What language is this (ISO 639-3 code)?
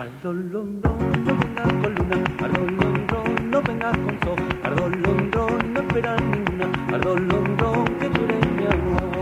spa